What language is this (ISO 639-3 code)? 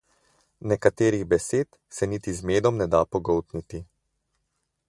slv